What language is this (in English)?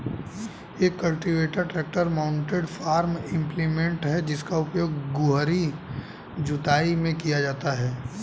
Hindi